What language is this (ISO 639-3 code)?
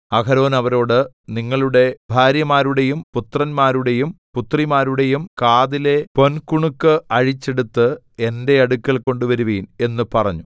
mal